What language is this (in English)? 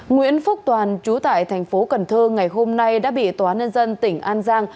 Vietnamese